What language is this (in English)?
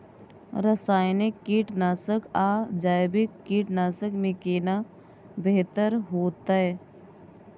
Maithili